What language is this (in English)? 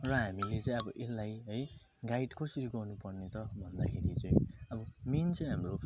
Nepali